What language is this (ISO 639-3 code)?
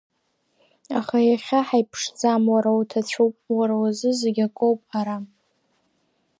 abk